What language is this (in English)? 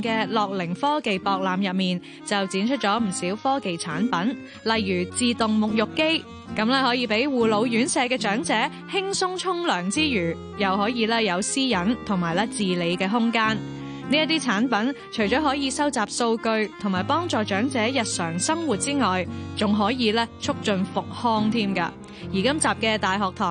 Chinese